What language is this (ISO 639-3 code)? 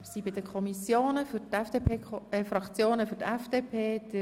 gsw